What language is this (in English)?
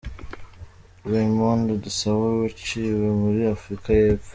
Kinyarwanda